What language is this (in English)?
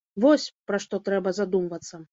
Belarusian